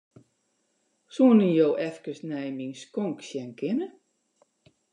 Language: Western Frisian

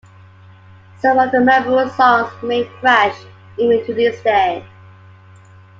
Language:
English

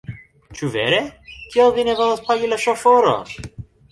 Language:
Esperanto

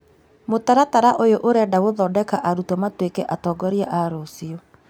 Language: Kikuyu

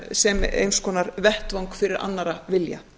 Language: Icelandic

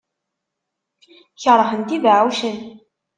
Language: Kabyle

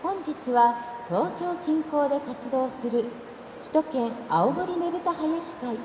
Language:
Japanese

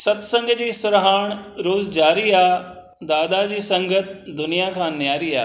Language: Sindhi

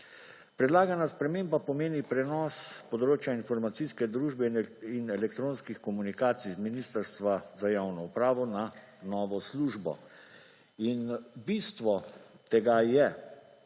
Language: Slovenian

